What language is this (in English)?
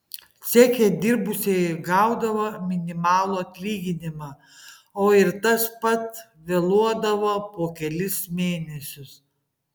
Lithuanian